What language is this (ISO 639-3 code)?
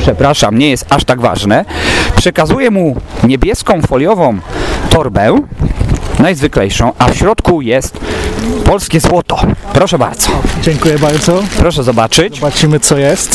pol